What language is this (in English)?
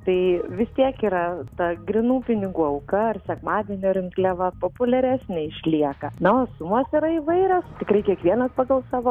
Lithuanian